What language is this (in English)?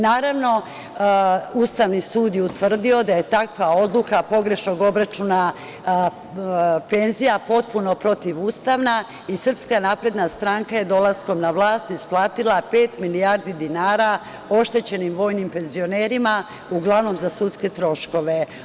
Serbian